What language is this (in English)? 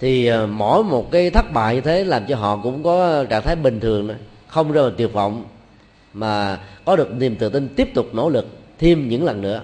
Vietnamese